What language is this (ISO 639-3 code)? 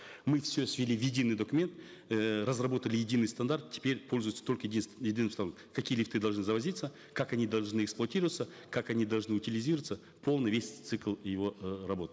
kaz